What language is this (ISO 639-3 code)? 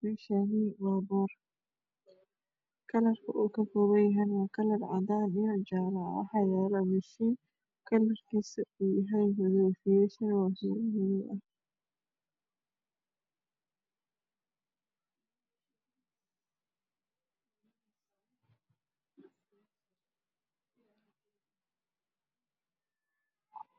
som